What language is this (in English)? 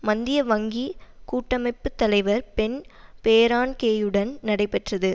Tamil